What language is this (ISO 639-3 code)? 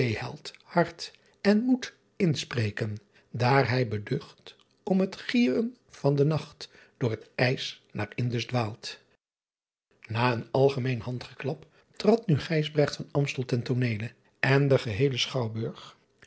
nld